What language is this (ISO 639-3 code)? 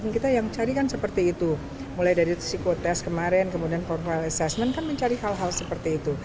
ind